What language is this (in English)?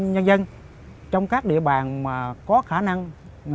Vietnamese